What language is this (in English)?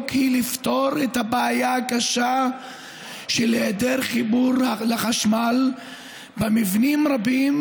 Hebrew